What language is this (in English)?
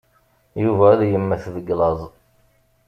Kabyle